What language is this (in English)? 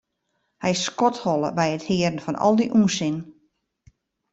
Western Frisian